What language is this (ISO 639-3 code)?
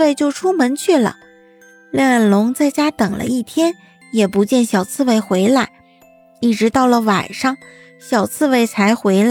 zho